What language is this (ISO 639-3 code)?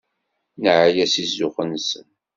kab